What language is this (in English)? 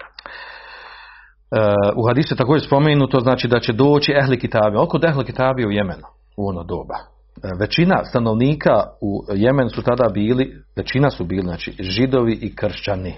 Croatian